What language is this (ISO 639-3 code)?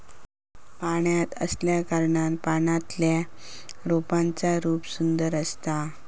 mar